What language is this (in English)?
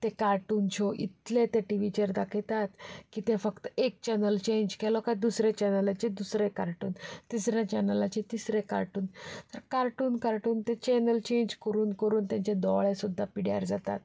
Konkani